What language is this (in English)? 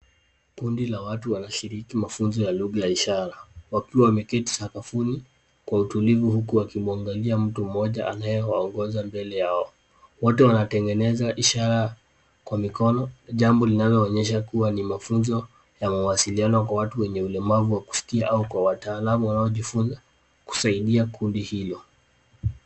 Swahili